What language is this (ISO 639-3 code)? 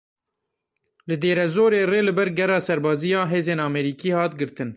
kur